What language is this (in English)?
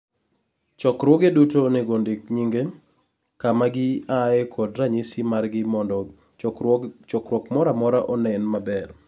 Luo (Kenya and Tanzania)